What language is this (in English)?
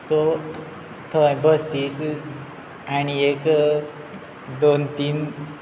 Konkani